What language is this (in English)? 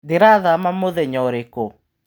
Kikuyu